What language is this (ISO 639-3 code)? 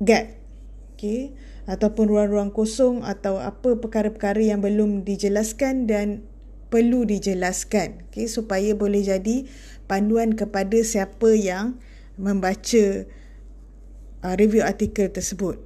msa